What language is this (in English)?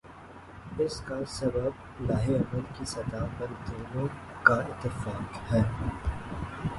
Urdu